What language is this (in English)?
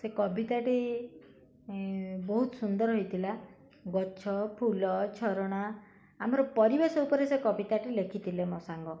Odia